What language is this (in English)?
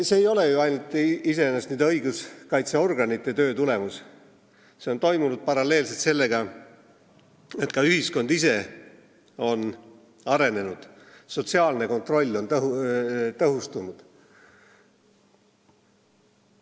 Estonian